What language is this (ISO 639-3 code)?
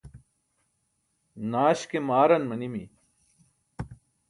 bsk